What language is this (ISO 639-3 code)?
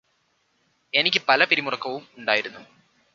mal